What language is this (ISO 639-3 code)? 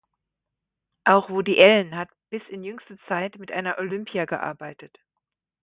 deu